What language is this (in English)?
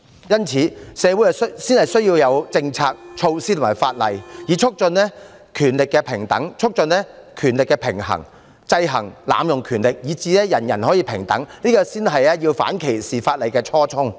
Cantonese